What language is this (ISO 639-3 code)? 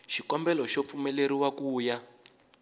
tso